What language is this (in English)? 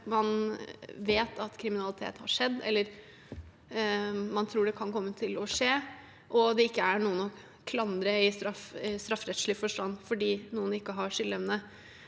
Norwegian